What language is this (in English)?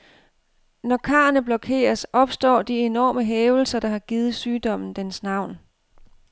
Danish